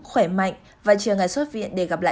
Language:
Vietnamese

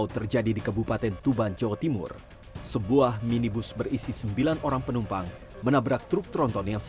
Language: Indonesian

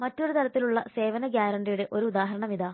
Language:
Malayalam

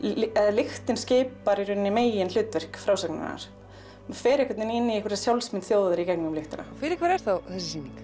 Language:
Icelandic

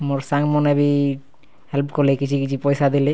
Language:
Odia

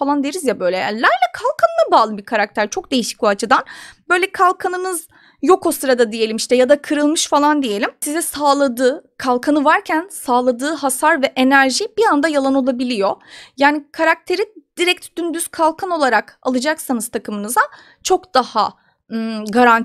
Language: Turkish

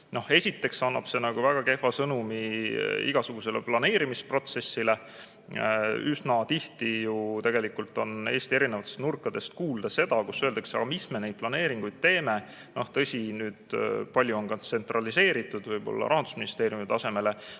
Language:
Estonian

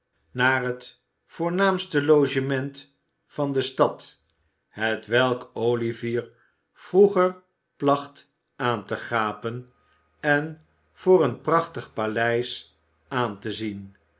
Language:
Dutch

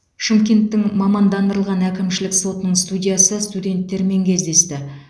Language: Kazakh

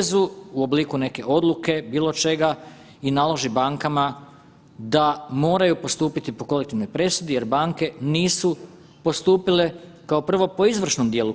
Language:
Croatian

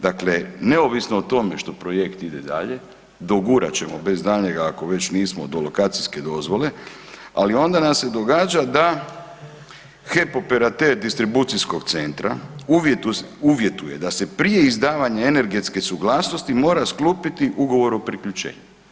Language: Croatian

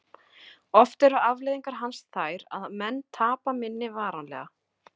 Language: Icelandic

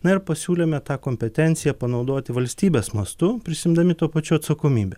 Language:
Lithuanian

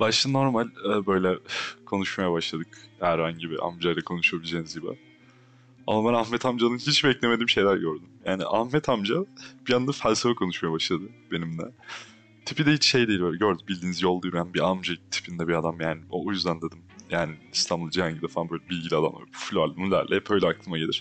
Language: Turkish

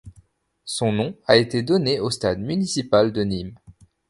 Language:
French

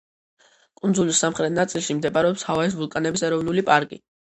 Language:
Georgian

